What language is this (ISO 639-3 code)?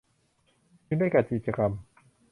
tha